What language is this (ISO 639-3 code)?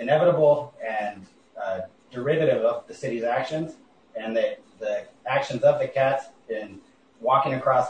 eng